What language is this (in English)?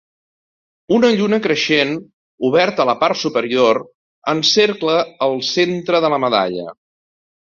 Catalan